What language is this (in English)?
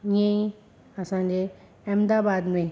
Sindhi